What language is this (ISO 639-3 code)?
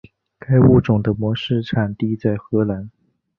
zho